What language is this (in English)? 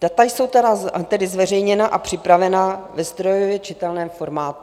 Czech